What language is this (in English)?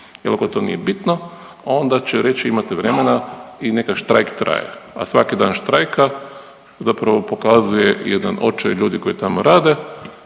Croatian